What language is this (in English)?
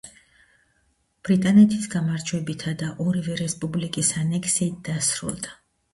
Georgian